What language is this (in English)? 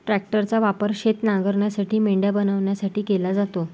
Marathi